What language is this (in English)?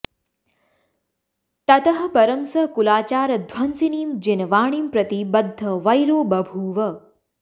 Sanskrit